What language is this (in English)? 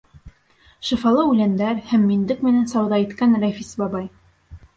Bashkir